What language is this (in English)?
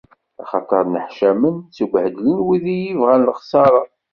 Kabyle